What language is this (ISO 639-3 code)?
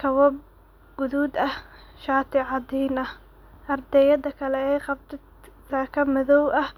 som